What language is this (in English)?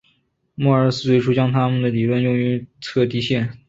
Chinese